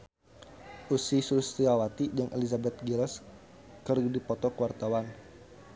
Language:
Sundanese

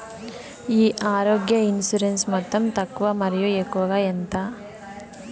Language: Telugu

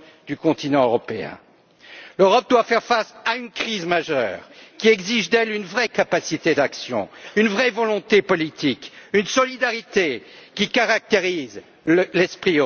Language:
French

